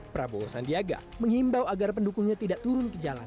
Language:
Indonesian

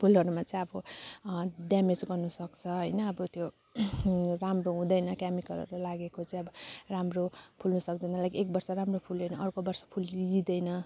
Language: Nepali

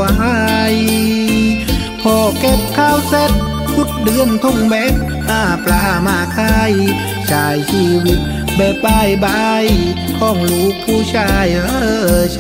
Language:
Thai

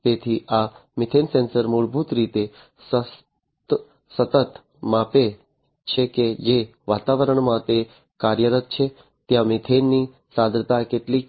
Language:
Gujarati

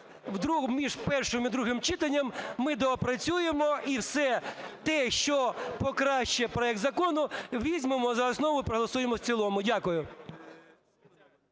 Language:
Ukrainian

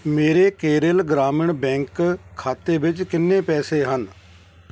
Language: Punjabi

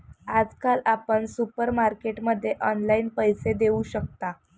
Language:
Marathi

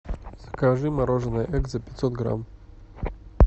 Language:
Russian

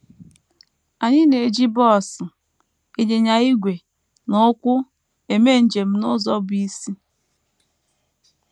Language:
Igbo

